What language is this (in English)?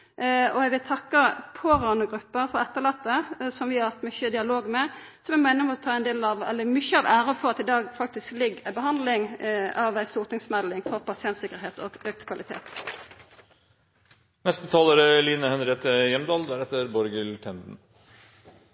Norwegian